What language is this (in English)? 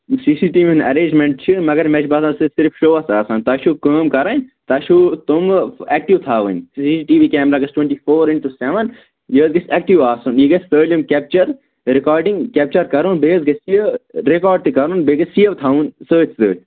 Kashmiri